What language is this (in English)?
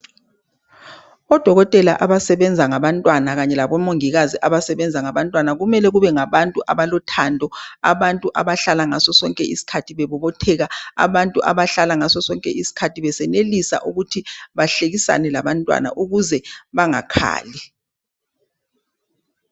North Ndebele